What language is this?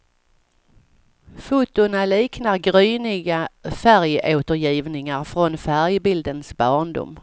Swedish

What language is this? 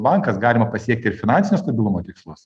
Lithuanian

